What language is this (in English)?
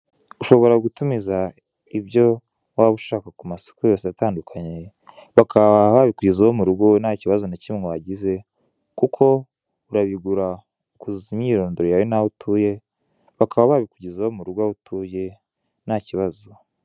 Kinyarwanda